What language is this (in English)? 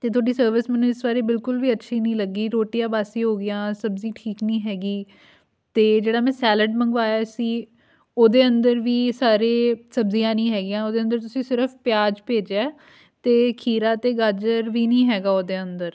Punjabi